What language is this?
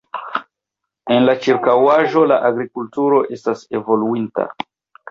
Esperanto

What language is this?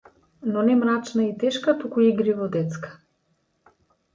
Macedonian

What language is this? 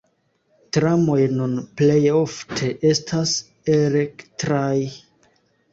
Esperanto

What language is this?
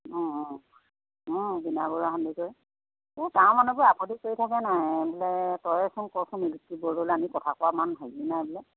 Assamese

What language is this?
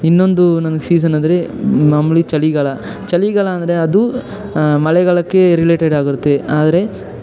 Kannada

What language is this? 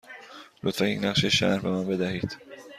Persian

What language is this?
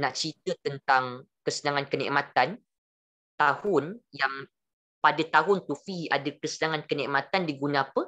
Malay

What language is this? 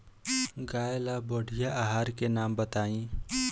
Bhojpuri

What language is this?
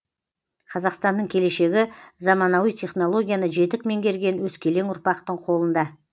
Kazakh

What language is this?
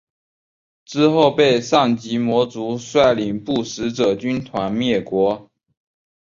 Chinese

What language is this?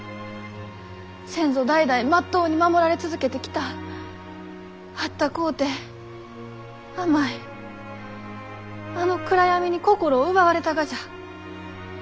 Japanese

